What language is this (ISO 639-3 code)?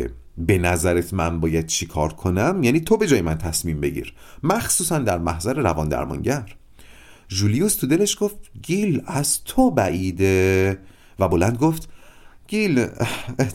fas